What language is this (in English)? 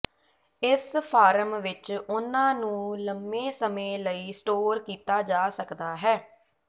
Punjabi